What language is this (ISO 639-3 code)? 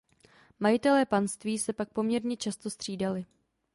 ces